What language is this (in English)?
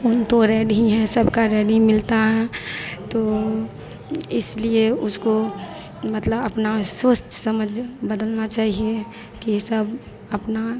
Hindi